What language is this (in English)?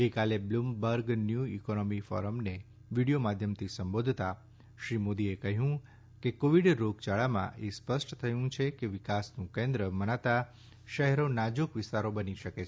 Gujarati